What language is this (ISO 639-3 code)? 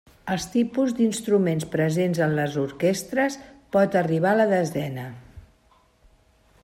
cat